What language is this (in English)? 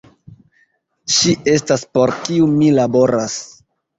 Esperanto